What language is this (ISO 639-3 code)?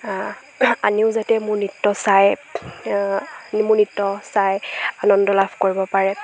asm